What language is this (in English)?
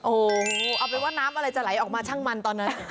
Thai